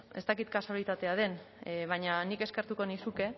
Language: Basque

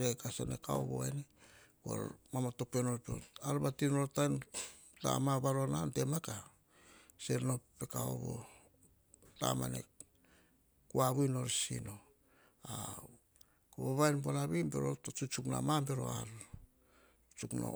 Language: Hahon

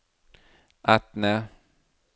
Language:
Norwegian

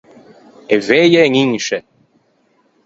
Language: Ligurian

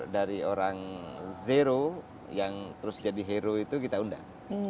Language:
Indonesian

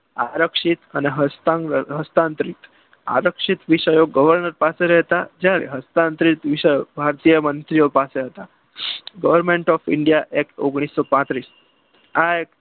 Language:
Gujarati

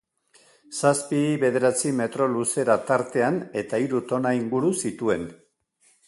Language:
Basque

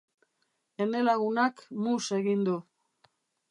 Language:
Basque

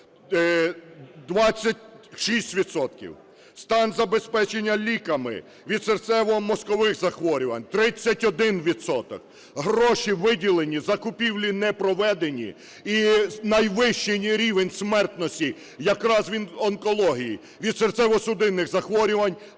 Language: Ukrainian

